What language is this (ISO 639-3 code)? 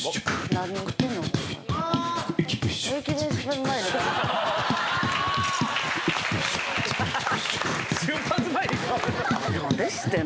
jpn